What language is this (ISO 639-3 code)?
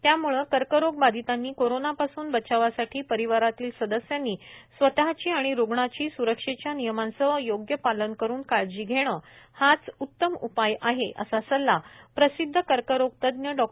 mar